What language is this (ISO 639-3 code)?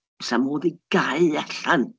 cym